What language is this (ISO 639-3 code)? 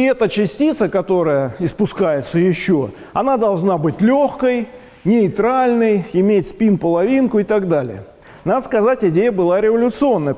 rus